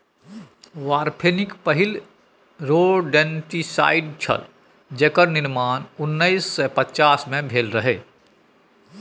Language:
Maithili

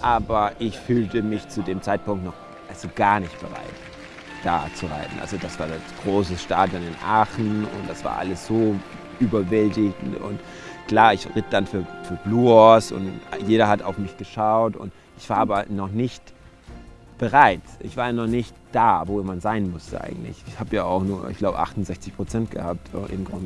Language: German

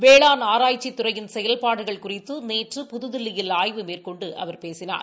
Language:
Tamil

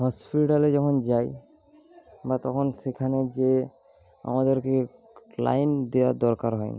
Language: Bangla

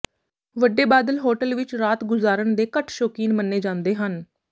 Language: Punjabi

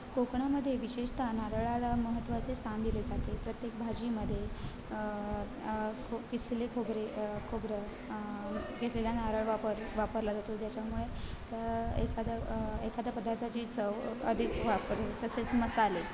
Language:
Marathi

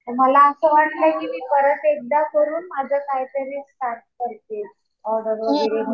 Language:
Marathi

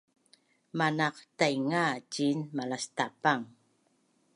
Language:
Bunun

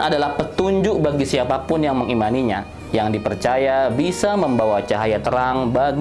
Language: Indonesian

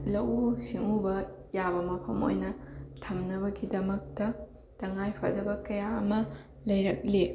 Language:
Manipuri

